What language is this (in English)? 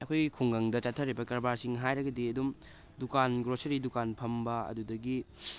Manipuri